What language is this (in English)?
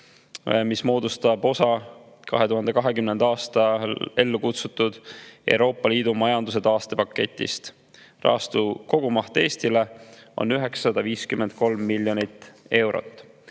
Estonian